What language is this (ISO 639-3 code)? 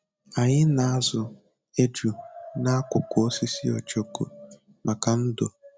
ibo